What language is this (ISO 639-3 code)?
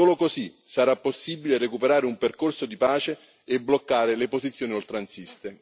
ita